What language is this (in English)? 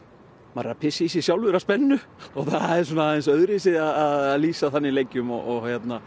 Icelandic